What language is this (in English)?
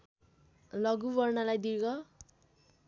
Nepali